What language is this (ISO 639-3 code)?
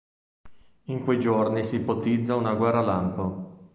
ita